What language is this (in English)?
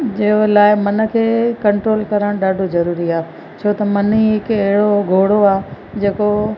Sindhi